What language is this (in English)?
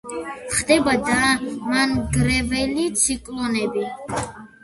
Georgian